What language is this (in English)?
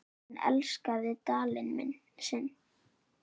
Icelandic